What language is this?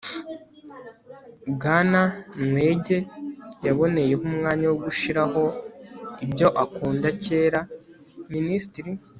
Kinyarwanda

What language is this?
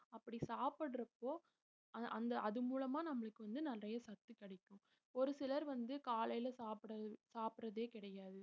Tamil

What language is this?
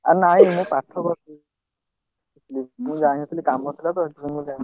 Odia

